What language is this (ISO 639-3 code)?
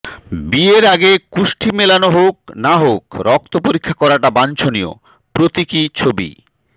ben